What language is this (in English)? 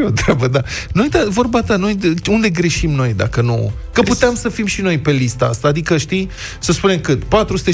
Romanian